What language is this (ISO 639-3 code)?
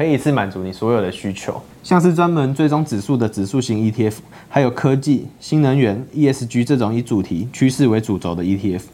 zho